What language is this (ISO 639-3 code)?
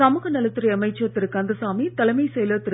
tam